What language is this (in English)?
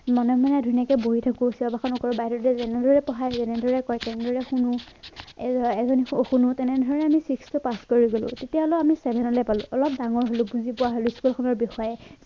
Assamese